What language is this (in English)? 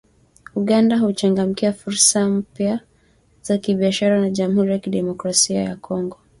Swahili